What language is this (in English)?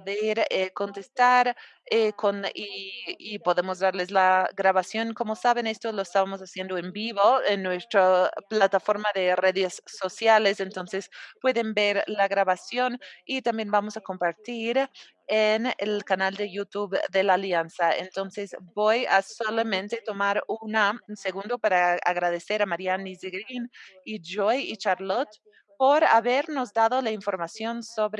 Spanish